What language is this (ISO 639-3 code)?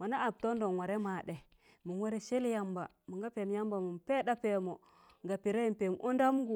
tan